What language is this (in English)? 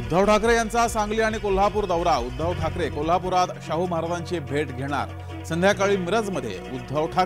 Marathi